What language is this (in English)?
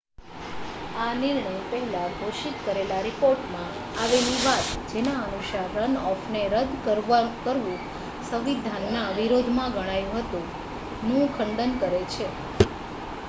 Gujarati